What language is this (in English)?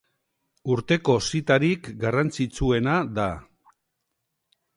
Basque